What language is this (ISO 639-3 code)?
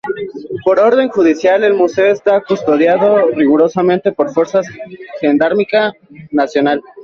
spa